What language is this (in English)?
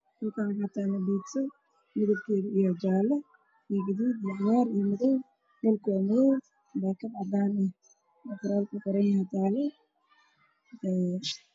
Somali